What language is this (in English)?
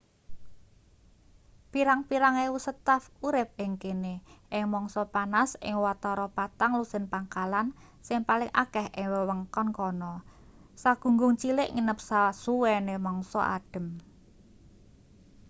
Javanese